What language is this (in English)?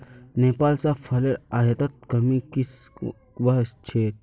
Magahi